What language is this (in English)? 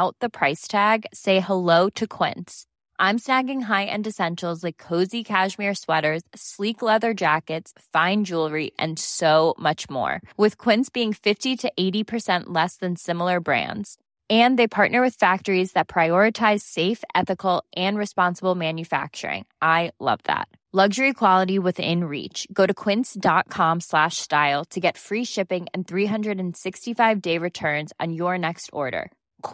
Filipino